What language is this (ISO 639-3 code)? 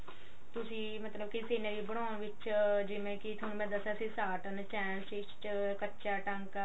pan